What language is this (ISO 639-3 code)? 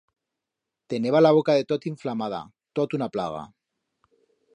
arg